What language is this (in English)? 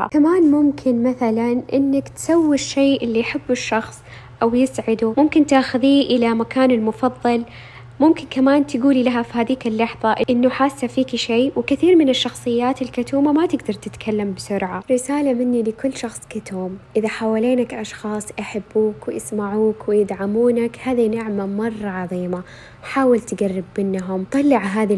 Arabic